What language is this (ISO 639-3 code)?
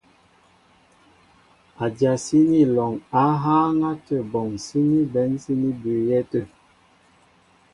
mbo